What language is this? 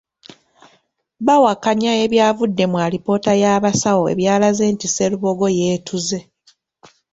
Ganda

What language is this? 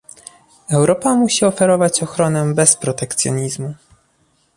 Polish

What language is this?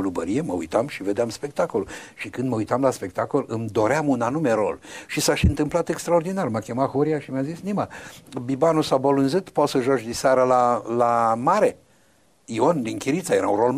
Romanian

